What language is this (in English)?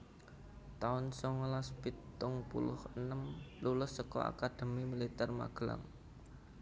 Javanese